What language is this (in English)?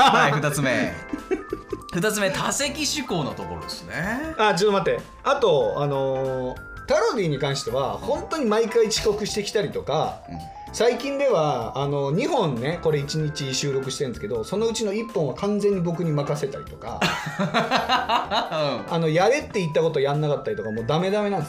Japanese